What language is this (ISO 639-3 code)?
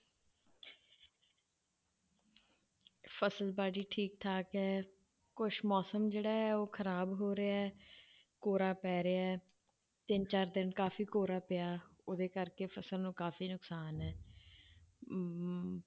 pan